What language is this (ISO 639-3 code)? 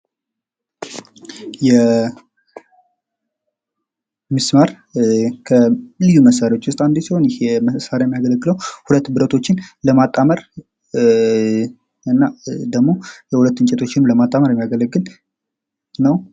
amh